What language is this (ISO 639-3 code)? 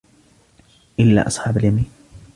ara